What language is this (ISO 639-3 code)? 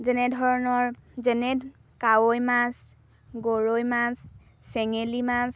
asm